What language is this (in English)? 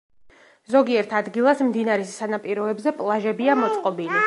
Georgian